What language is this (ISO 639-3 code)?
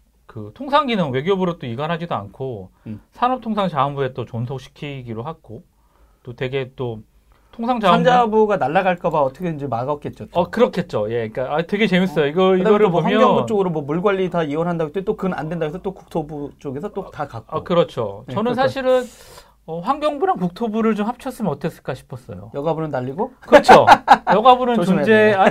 kor